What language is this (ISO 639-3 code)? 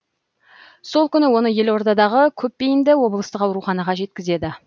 kaz